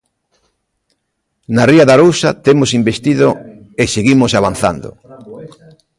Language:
Galician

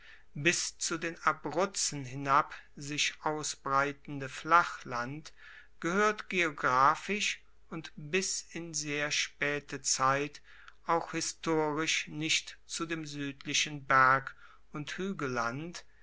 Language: German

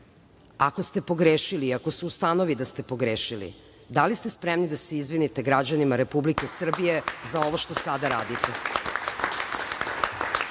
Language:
Serbian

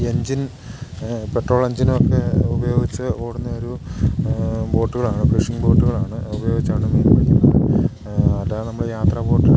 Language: Malayalam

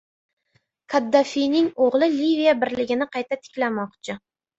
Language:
Uzbek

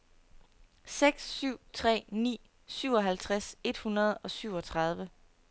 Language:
Danish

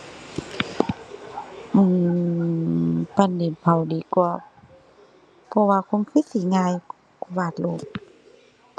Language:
Thai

